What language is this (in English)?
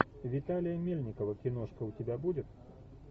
Russian